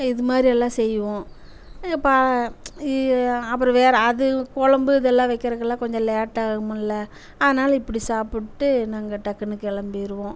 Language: Tamil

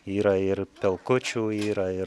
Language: Lithuanian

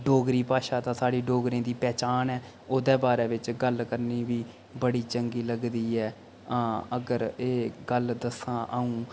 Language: Dogri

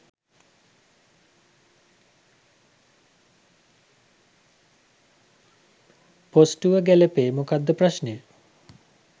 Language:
Sinhala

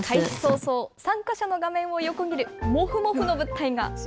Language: Japanese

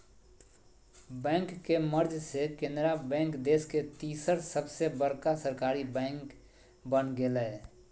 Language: Magahi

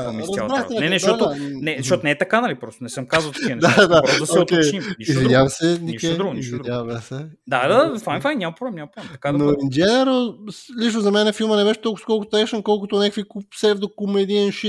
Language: Bulgarian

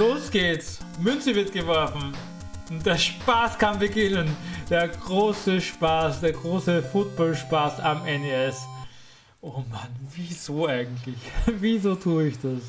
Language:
German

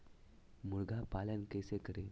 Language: Magahi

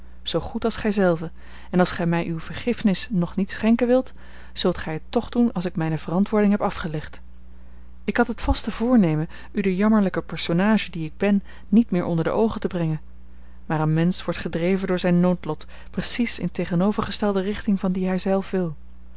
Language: Dutch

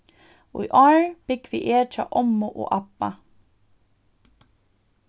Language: Faroese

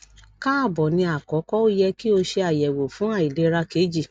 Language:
Yoruba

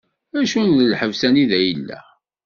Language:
Kabyle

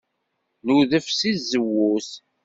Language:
Kabyle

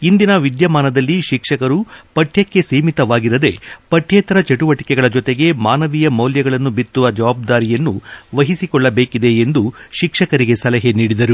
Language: Kannada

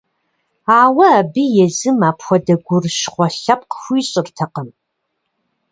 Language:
Kabardian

